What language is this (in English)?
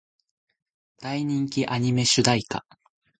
Japanese